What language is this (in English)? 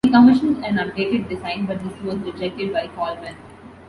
English